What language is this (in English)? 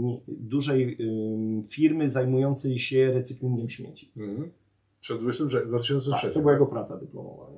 Polish